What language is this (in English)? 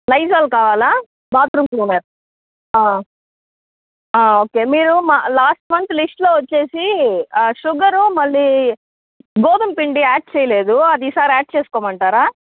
Telugu